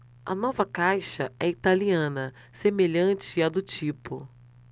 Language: Portuguese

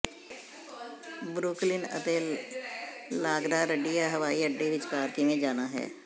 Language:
Punjabi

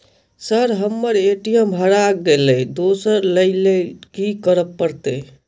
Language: Maithili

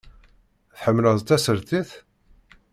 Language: Kabyle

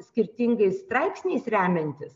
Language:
Lithuanian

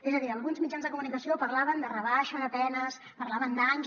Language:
Catalan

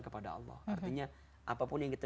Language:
Indonesian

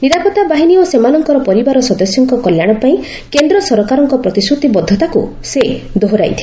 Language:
Odia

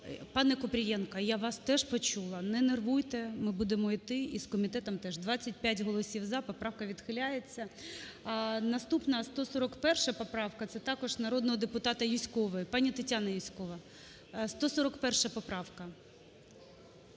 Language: Ukrainian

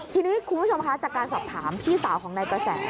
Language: Thai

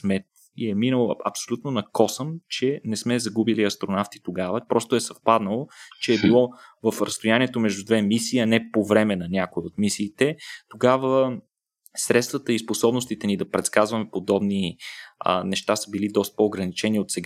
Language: Bulgarian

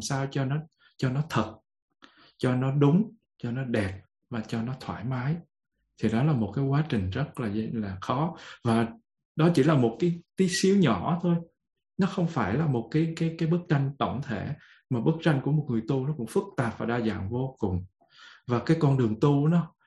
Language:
Vietnamese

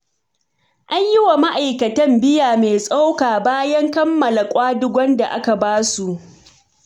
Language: Hausa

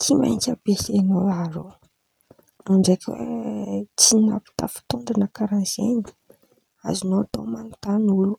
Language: Antankarana Malagasy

